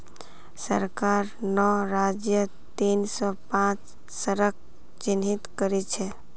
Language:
Magahi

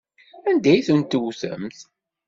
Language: Kabyle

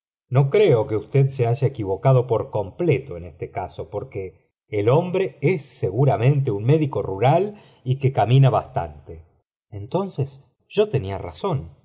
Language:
Spanish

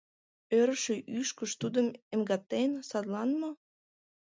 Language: Mari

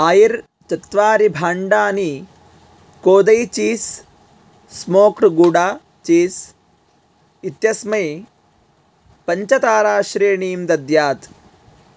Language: Sanskrit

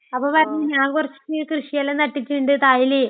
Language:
Malayalam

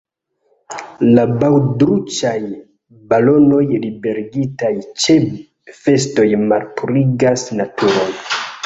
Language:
Esperanto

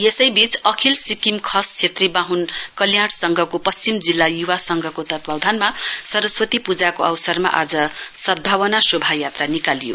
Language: Nepali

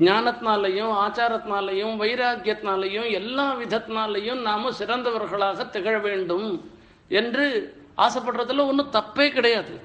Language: Tamil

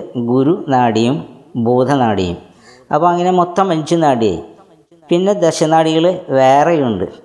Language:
Malayalam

